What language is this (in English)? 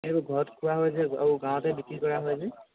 Assamese